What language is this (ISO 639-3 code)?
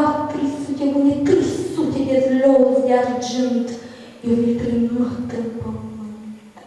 ron